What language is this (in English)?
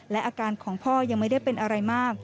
Thai